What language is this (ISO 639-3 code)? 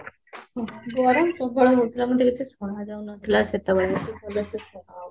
ori